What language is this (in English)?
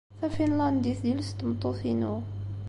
Kabyle